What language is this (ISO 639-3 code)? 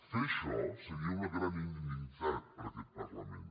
cat